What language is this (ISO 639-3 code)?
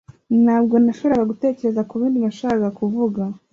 kin